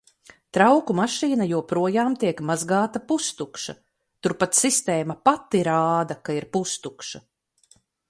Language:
Latvian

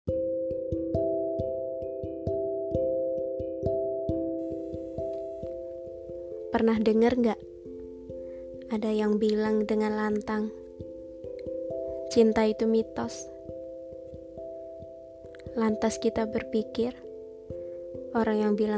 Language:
Indonesian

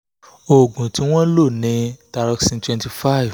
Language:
Yoruba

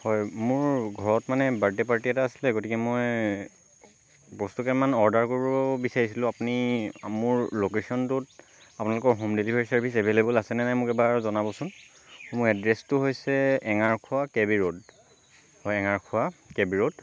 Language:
Assamese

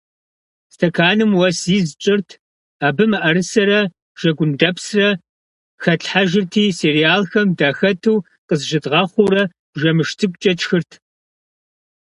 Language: Kabardian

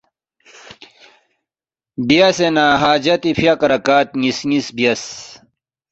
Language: Balti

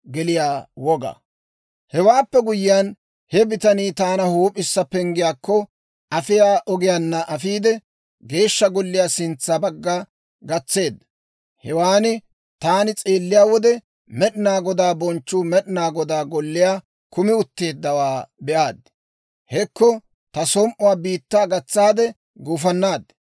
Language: Dawro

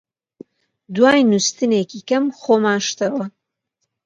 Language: Central Kurdish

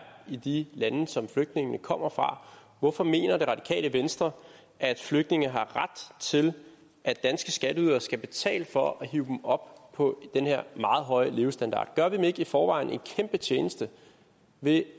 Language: Danish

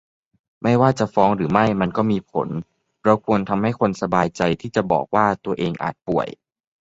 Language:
Thai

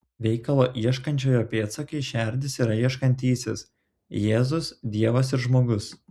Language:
Lithuanian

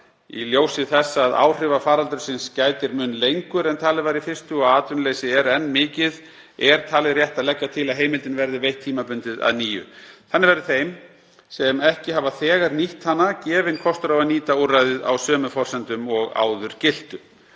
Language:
Icelandic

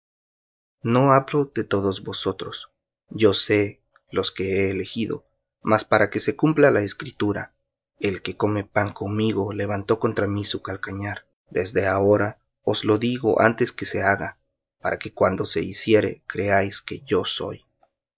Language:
Spanish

